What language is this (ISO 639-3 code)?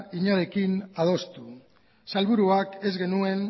eus